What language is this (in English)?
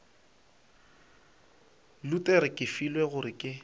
Northern Sotho